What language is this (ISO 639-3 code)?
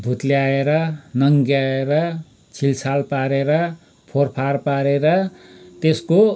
nep